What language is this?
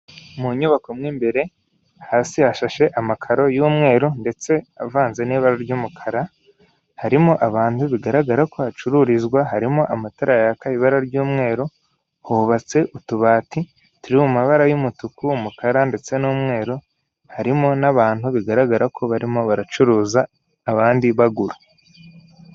Kinyarwanda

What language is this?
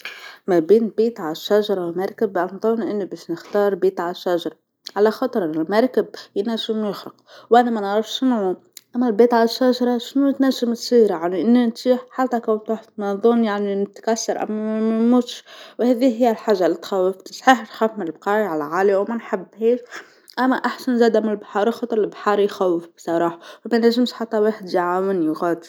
Tunisian Arabic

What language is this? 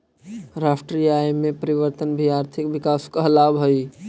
Magahi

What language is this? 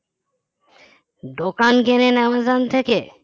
Bangla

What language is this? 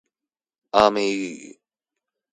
Chinese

